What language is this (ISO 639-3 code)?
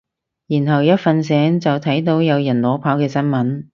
yue